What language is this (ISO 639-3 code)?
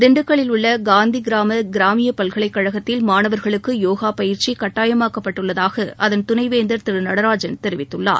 tam